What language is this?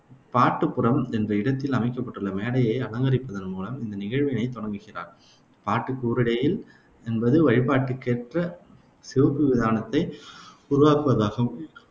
Tamil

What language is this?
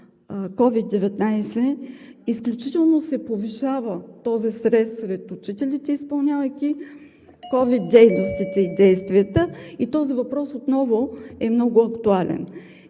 Bulgarian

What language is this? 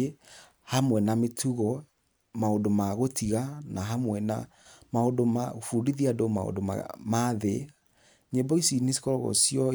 Kikuyu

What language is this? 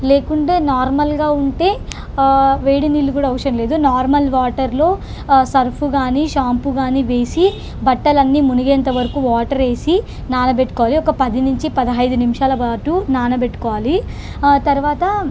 Telugu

